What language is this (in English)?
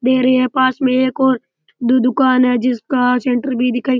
Rajasthani